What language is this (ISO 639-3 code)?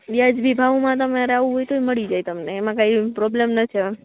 guj